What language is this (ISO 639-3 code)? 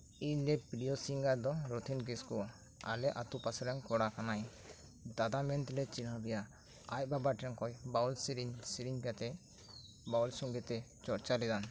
sat